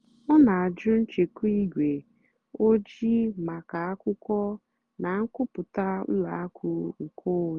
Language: Igbo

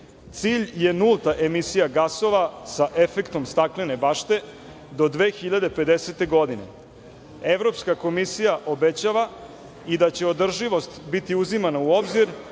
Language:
Serbian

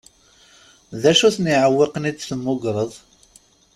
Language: Kabyle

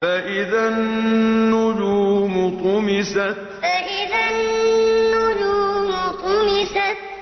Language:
Arabic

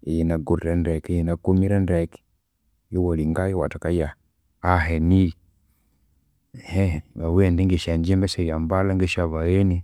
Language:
Konzo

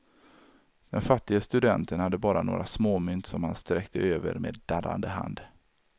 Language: Swedish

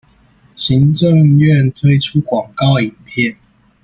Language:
Chinese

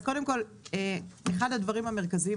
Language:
Hebrew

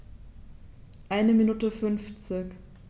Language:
German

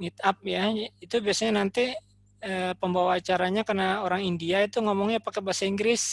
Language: Indonesian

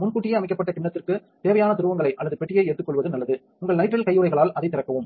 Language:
Tamil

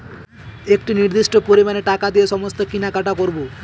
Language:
Bangla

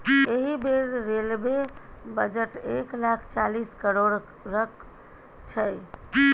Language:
Maithili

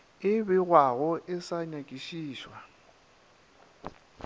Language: Northern Sotho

